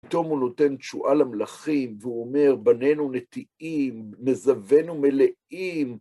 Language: Hebrew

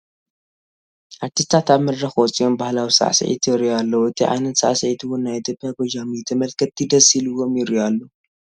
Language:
Tigrinya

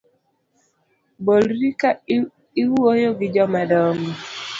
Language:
Luo (Kenya and Tanzania)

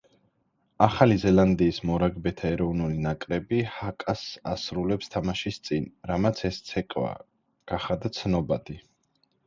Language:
Georgian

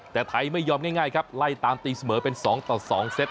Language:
Thai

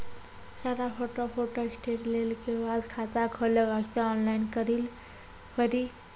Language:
Maithili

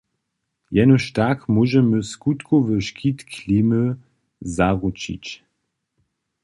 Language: Upper Sorbian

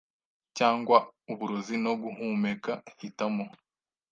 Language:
Kinyarwanda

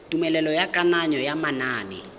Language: Tswana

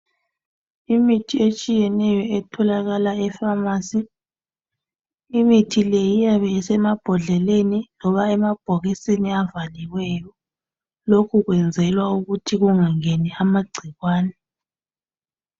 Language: North Ndebele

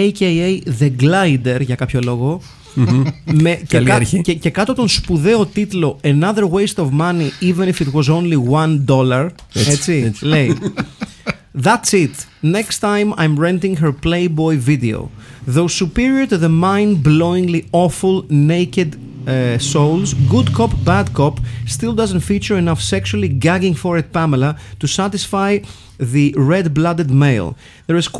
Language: Greek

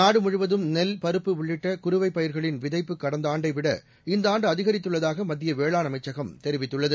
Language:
Tamil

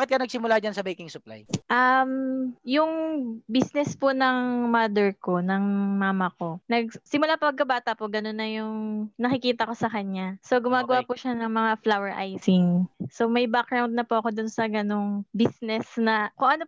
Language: Filipino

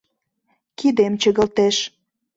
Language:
Mari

